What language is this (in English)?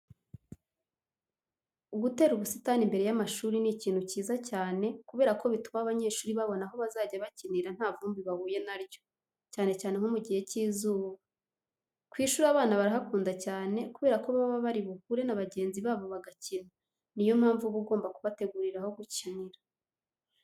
Kinyarwanda